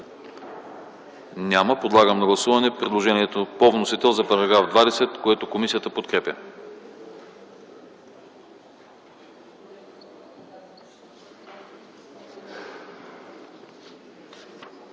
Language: Bulgarian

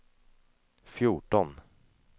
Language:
Swedish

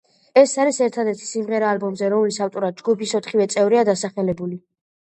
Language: Georgian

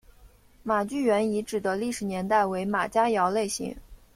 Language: Chinese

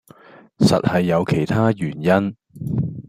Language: Cantonese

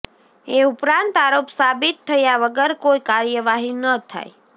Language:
Gujarati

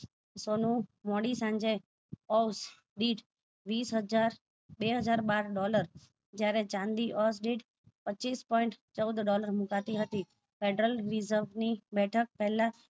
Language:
Gujarati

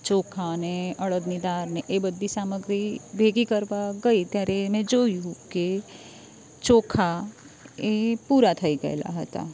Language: Gujarati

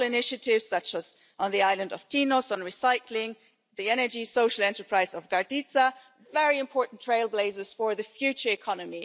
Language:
English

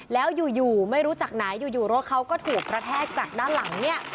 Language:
Thai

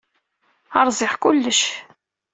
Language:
Kabyle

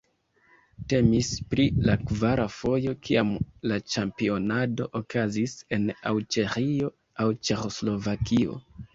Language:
Esperanto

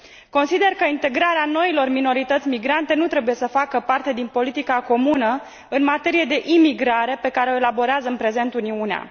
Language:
Romanian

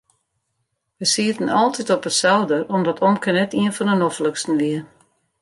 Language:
Western Frisian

